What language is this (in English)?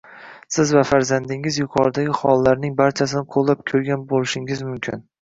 Uzbek